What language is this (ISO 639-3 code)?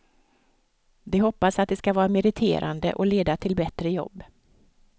swe